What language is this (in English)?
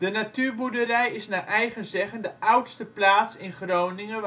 Dutch